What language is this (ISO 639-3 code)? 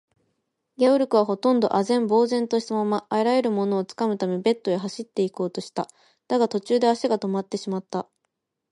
jpn